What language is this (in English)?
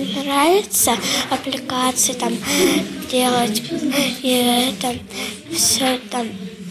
Russian